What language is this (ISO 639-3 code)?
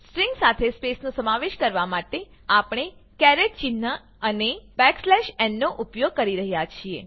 guj